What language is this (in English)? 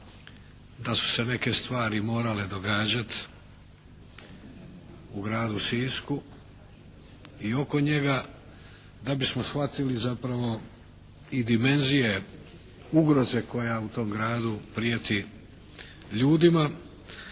Croatian